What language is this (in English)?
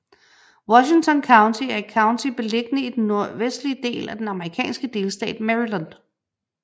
Danish